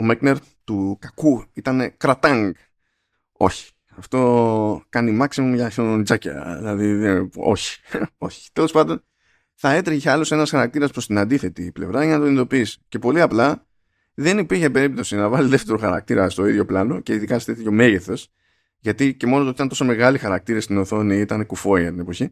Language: Greek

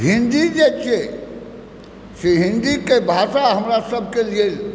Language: Maithili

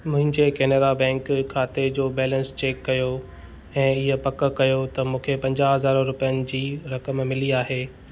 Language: Sindhi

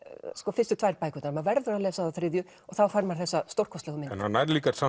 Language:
Icelandic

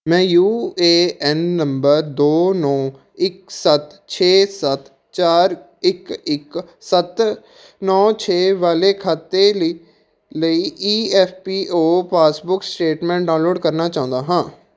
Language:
Punjabi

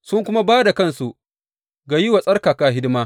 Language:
Hausa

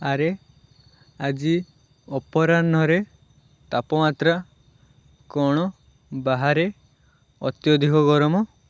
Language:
Odia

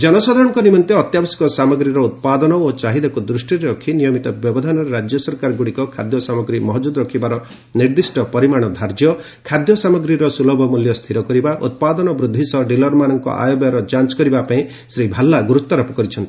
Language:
Odia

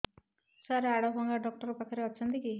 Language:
Odia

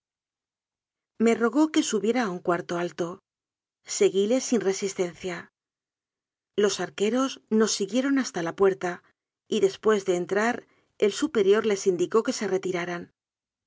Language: Spanish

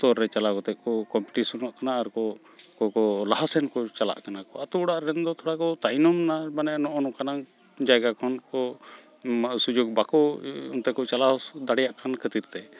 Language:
Santali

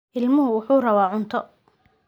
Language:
Somali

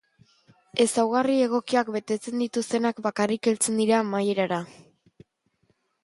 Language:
Basque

